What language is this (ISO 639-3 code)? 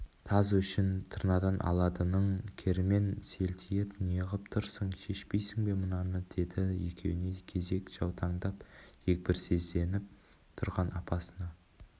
kaz